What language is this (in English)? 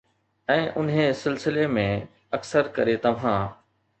Sindhi